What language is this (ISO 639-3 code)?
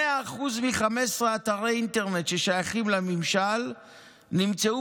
heb